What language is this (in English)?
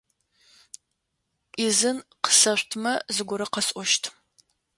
Adyghe